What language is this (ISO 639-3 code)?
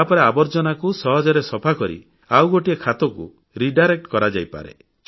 ori